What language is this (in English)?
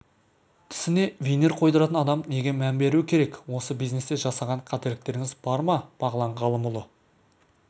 Kazakh